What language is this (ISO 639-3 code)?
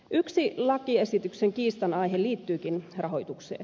fin